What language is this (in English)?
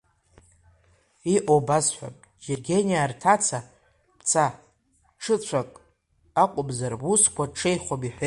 Abkhazian